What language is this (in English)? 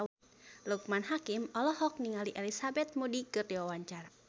Sundanese